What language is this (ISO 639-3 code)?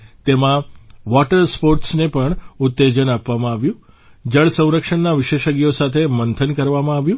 guj